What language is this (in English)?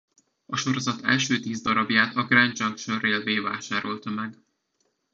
Hungarian